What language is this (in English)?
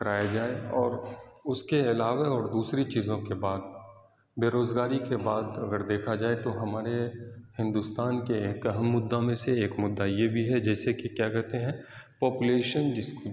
Urdu